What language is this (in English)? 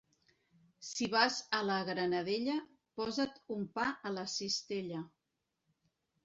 Catalan